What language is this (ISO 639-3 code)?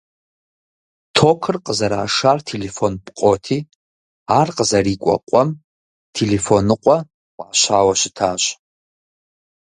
kbd